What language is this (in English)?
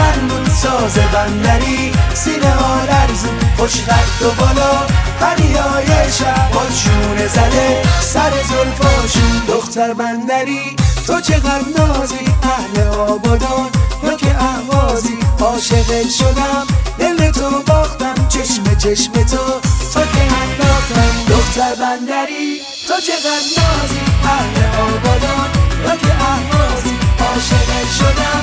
Persian